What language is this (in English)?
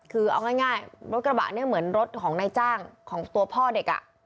Thai